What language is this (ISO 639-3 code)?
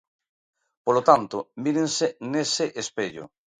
glg